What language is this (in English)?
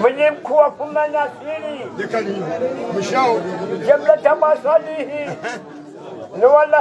Arabic